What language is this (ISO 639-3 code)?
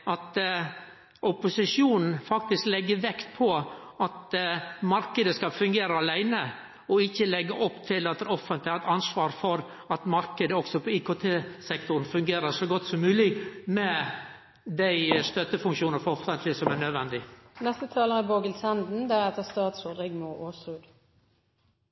nno